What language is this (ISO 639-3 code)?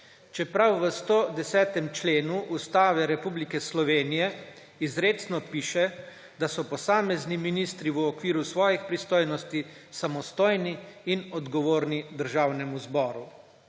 slv